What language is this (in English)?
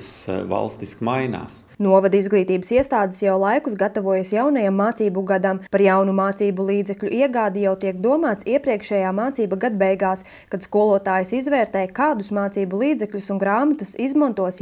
Latvian